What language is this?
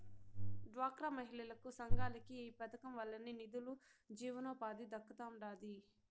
Telugu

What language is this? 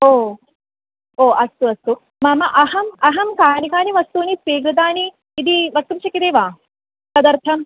Sanskrit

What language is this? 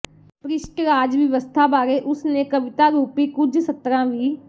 Punjabi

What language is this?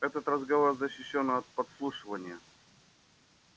Russian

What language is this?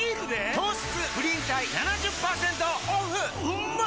Japanese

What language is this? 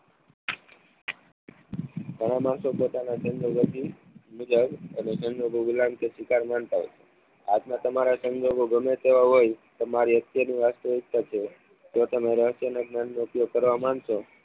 Gujarati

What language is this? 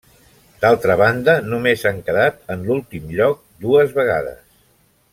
Catalan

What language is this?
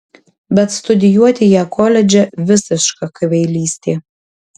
Lithuanian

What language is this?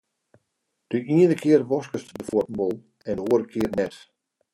Western Frisian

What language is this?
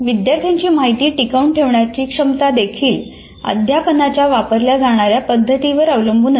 Marathi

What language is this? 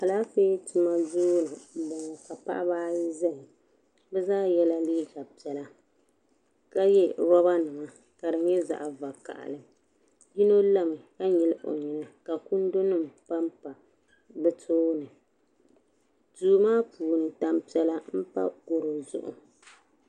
Dagbani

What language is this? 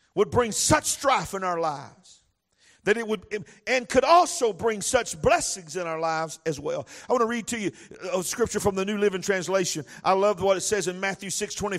English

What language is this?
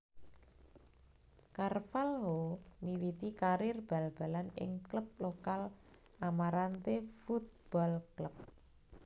Javanese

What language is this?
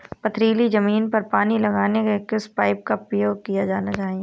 Hindi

